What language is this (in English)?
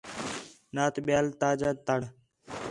Khetrani